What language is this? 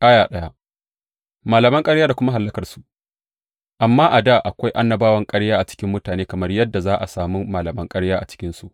Hausa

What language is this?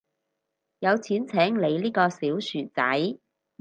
Cantonese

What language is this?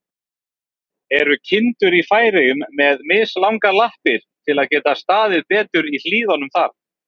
Icelandic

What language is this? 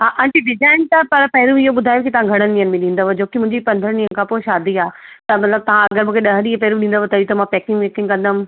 Sindhi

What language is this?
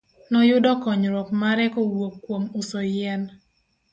Luo (Kenya and Tanzania)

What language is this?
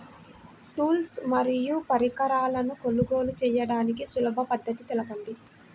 Telugu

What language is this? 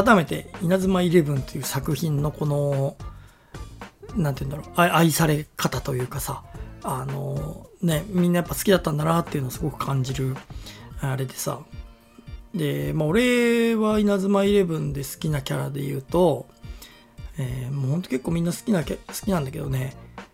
Japanese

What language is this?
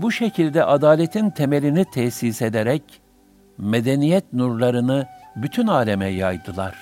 Turkish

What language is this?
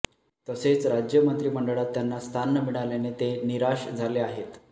Marathi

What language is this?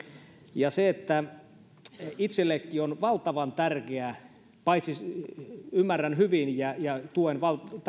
Finnish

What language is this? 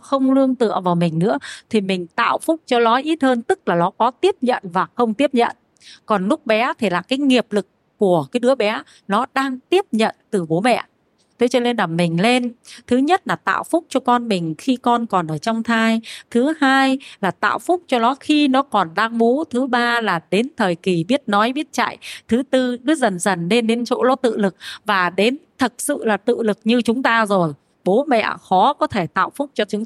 Vietnamese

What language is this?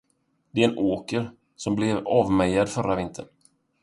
Swedish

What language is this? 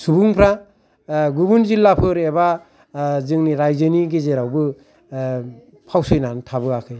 Bodo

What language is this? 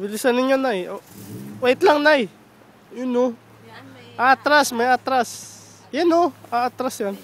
Indonesian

